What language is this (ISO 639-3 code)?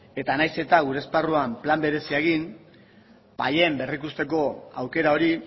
eus